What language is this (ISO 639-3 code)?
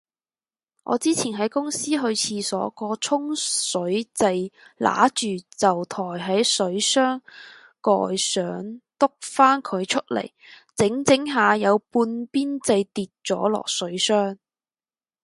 yue